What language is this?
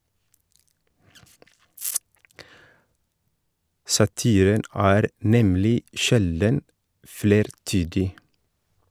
Norwegian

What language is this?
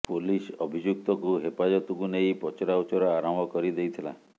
Odia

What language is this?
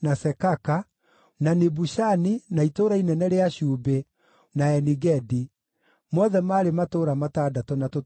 Kikuyu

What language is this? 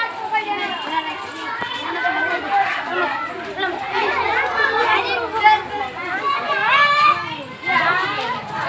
Romanian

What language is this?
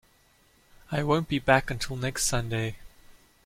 English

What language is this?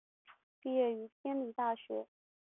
Chinese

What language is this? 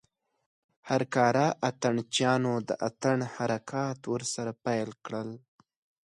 Pashto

